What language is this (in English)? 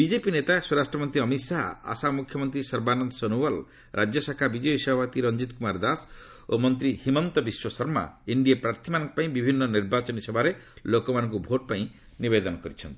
Odia